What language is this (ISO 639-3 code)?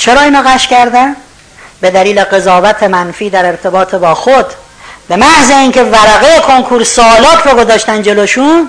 fas